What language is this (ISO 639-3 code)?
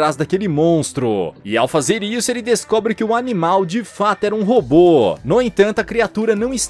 por